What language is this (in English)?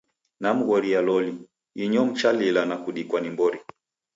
Taita